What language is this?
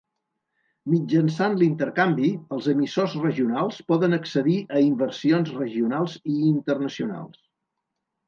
Catalan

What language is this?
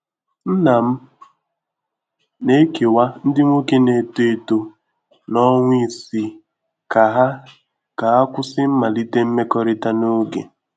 Igbo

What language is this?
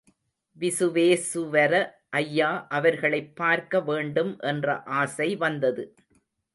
Tamil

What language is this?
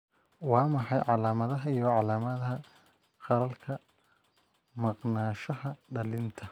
Somali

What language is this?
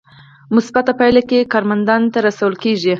Pashto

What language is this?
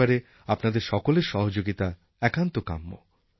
Bangla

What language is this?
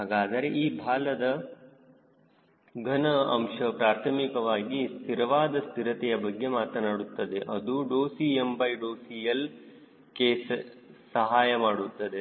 Kannada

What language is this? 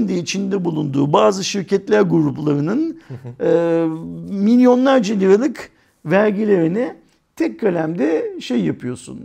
Turkish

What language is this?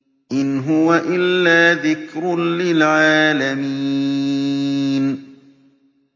Arabic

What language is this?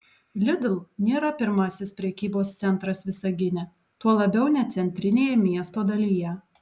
Lithuanian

